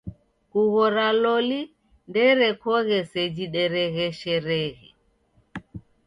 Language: Taita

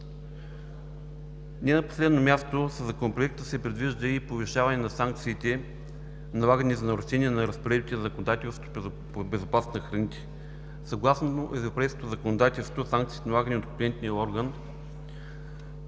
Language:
Bulgarian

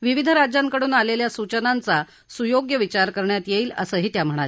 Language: Marathi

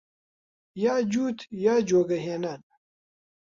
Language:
Central Kurdish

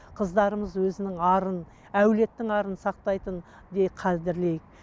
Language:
Kazakh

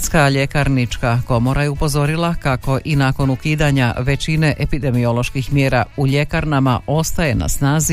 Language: Croatian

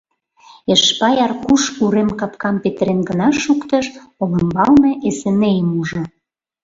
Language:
Mari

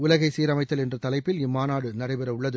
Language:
Tamil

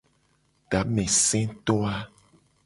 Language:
Gen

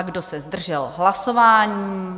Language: Czech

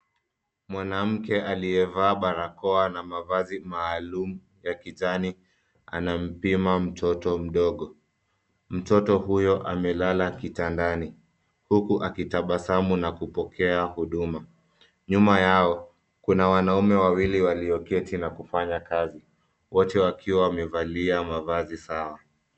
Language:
Swahili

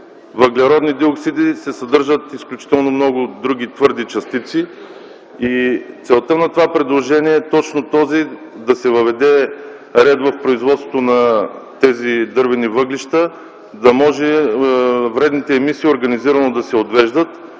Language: Bulgarian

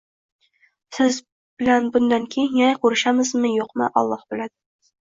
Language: Uzbek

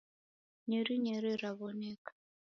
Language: Taita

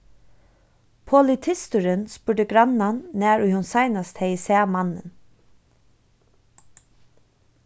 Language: Faroese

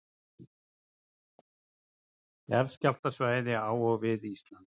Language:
Icelandic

